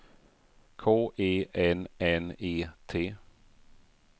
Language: Swedish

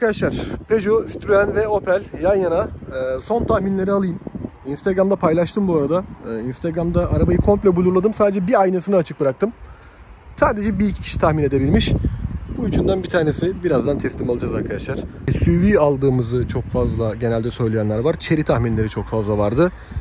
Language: Turkish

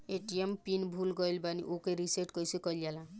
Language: Bhojpuri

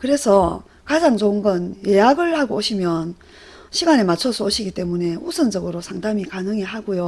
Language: Korean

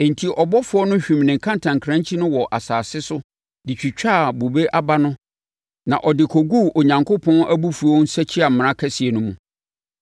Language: Akan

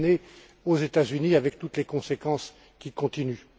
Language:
French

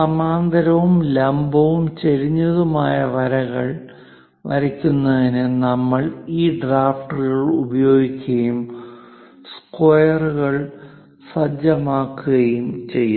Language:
Malayalam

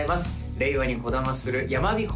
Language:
Japanese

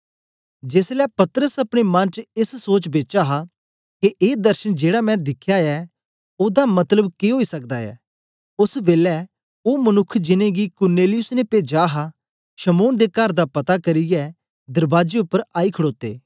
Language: Dogri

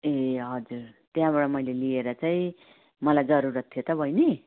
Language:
Nepali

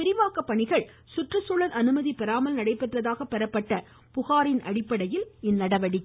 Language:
Tamil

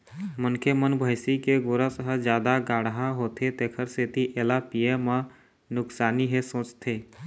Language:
Chhattisgarhi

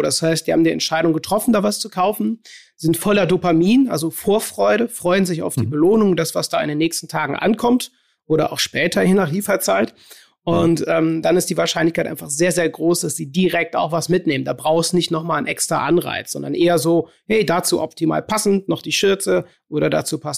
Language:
German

